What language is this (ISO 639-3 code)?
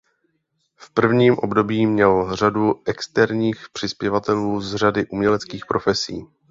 ces